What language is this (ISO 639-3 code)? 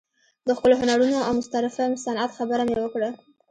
pus